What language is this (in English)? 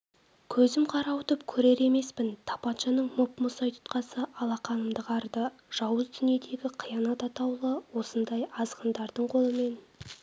Kazakh